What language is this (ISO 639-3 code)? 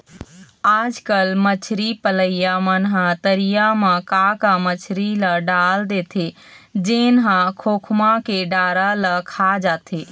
hne